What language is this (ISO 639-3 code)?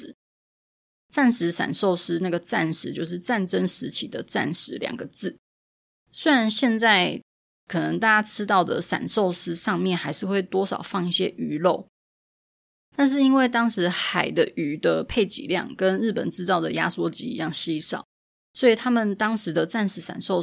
zho